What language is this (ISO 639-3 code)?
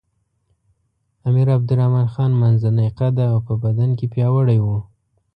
pus